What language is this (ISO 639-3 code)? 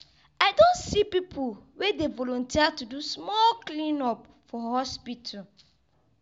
pcm